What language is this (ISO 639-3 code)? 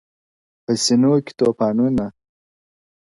pus